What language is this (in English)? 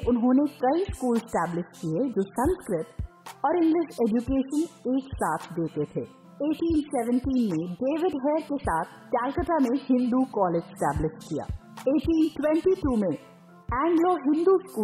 Hindi